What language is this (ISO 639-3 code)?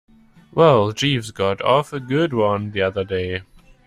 eng